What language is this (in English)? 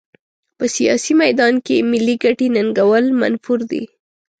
Pashto